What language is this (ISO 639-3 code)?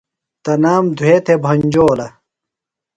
phl